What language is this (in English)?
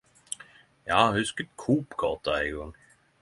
Norwegian Nynorsk